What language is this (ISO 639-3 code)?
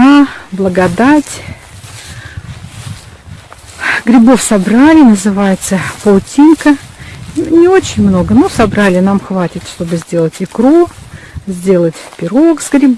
rus